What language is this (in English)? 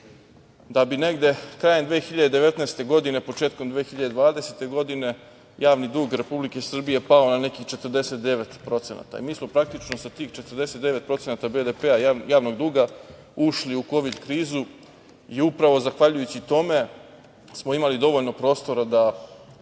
Serbian